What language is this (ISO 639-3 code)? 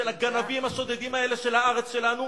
heb